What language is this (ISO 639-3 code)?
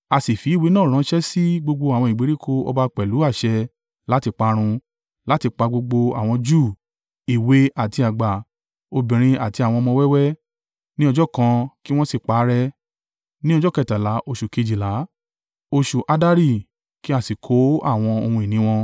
yor